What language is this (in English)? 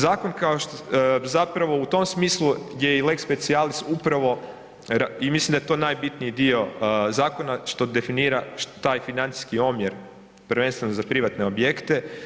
Croatian